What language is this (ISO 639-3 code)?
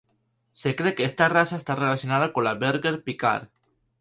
spa